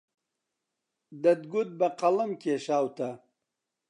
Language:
Central Kurdish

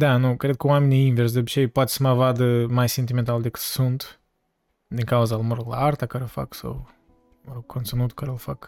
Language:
Romanian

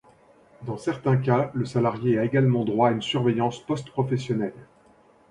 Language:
French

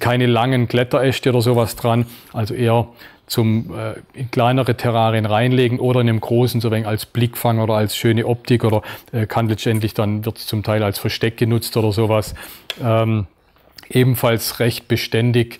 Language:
German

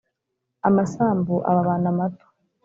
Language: Kinyarwanda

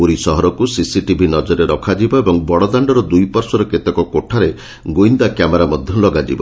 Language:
Odia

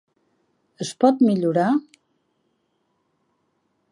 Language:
Catalan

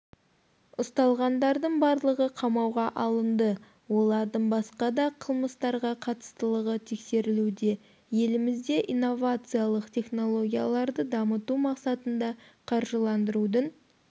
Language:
Kazakh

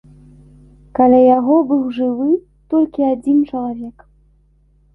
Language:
Belarusian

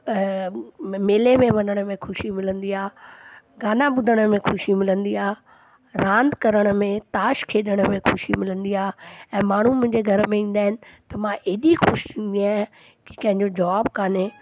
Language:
Sindhi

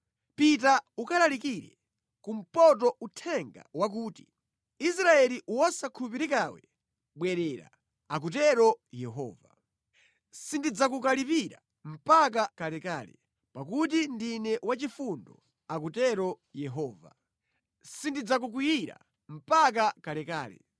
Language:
Nyanja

